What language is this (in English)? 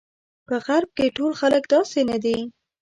Pashto